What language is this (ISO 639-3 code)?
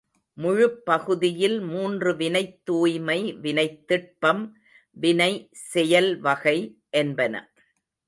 tam